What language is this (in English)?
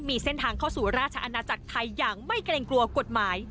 Thai